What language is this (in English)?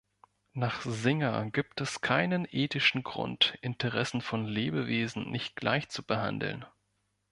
German